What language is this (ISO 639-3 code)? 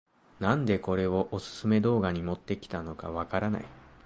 jpn